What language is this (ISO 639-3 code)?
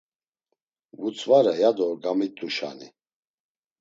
lzz